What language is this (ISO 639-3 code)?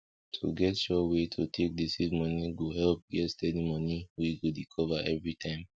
pcm